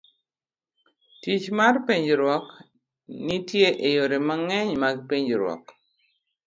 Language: Luo (Kenya and Tanzania)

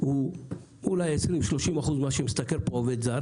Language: Hebrew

